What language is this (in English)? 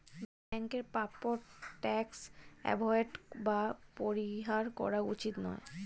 Bangla